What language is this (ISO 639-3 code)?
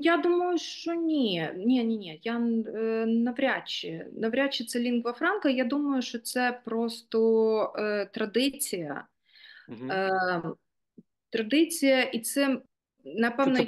ukr